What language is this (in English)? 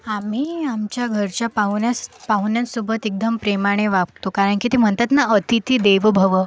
Marathi